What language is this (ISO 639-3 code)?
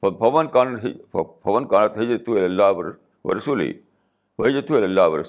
urd